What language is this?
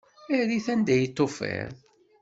Kabyle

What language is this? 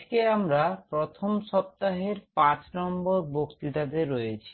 Bangla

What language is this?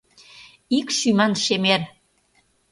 Mari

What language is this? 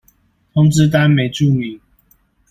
Chinese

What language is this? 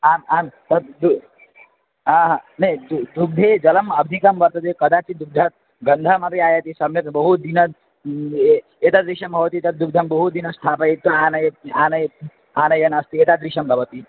Sanskrit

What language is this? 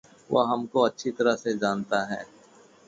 Hindi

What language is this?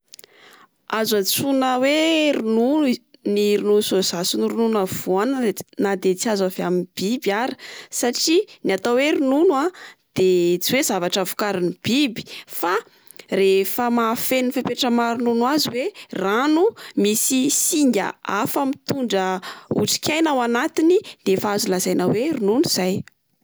Malagasy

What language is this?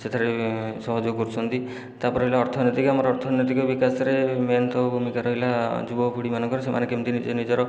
Odia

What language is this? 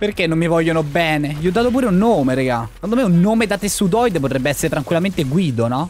Italian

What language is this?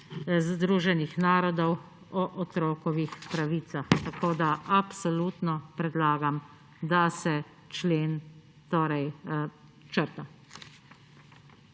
Slovenian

